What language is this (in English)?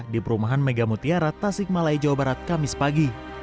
Indonesian